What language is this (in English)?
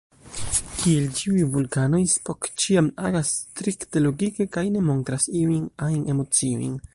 Esperanto